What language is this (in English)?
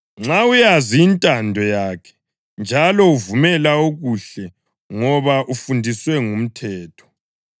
North Ndebele